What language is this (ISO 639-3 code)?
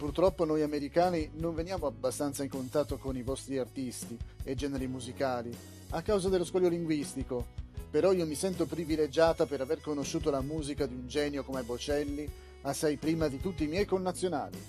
ita